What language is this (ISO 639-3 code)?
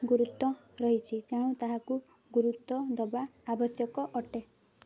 ori